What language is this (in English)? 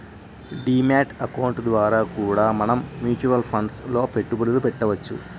Telugu